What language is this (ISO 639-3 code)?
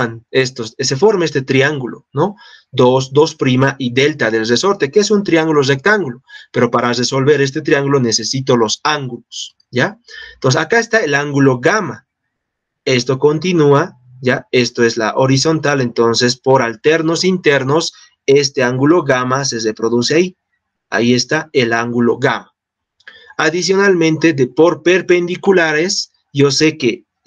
spa